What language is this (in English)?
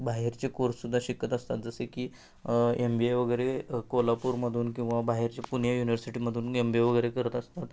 Marathi